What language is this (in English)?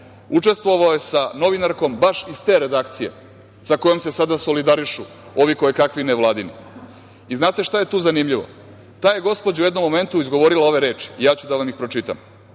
Serbian